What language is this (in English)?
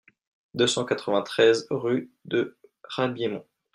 French